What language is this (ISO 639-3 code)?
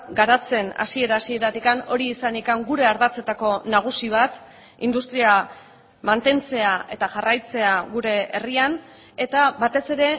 eus